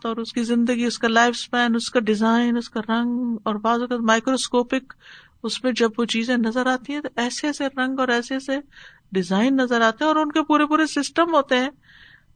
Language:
Urdu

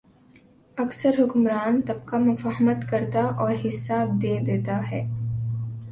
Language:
Urdu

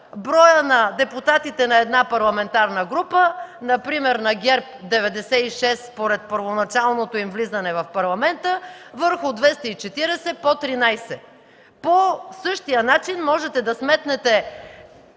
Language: Bulgarian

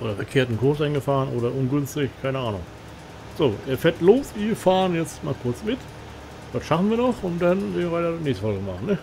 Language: German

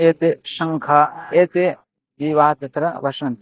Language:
Sanskrit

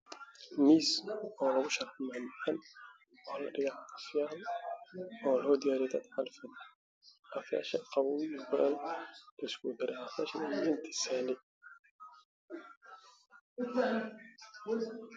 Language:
Somali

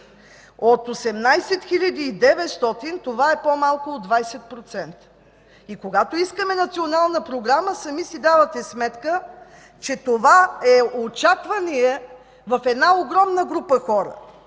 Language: Bulgarian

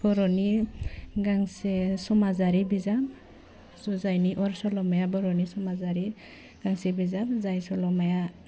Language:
Bodo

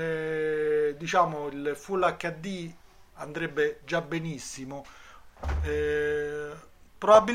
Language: Italian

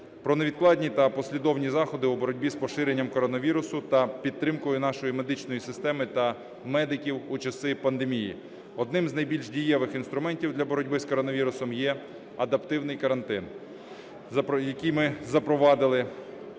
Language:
Ukrainian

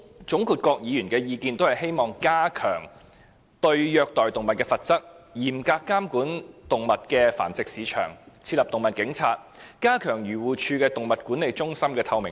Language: Cantonese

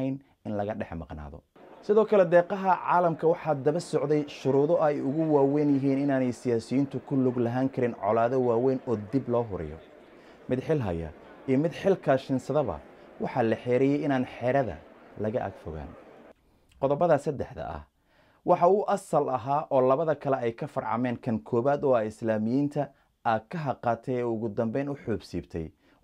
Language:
Arabic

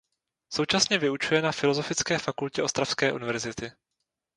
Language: Czech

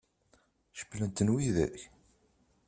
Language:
Kabyle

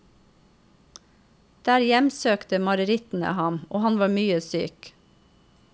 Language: Norwegian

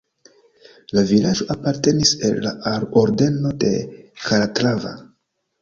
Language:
Esperanto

